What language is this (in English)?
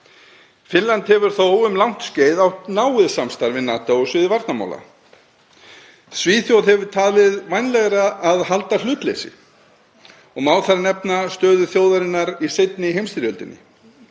Icelandic